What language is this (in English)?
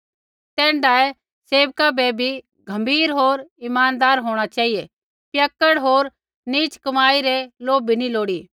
Kullu Pahari